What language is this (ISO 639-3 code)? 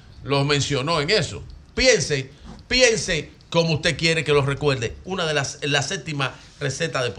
spa